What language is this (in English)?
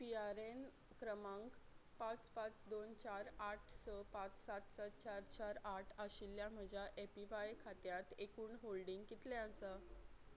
Konkani